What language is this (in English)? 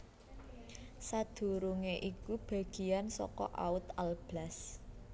Javanese